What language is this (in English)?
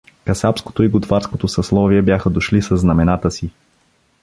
Bulgarian